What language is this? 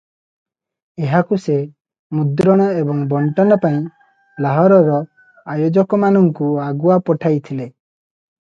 Odia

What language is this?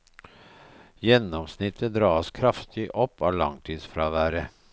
Norwegian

